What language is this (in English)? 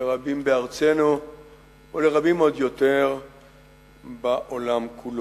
Hebrew